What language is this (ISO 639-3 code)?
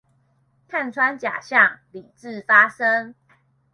zho